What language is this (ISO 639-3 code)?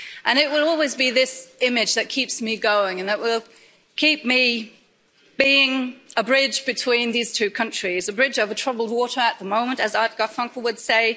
eng